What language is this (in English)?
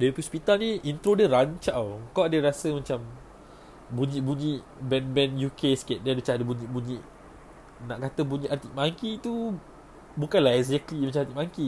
Malay